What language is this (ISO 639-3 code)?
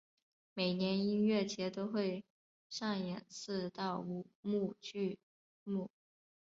zho